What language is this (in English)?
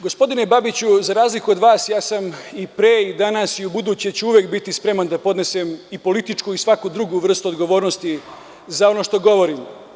Serbian